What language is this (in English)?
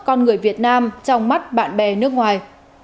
Vietnamese